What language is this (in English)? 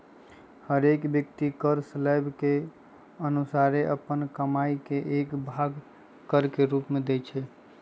Magahi